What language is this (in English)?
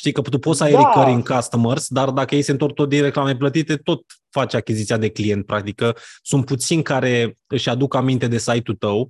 Romanian